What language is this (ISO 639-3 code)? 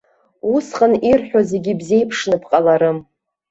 abk